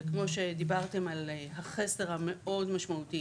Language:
Hebrew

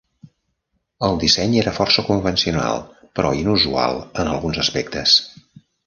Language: Catalan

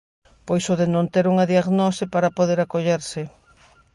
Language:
Galician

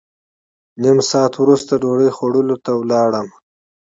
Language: Pashto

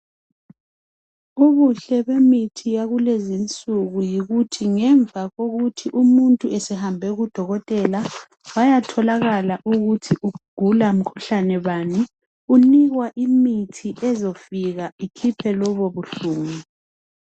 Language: North Ndebele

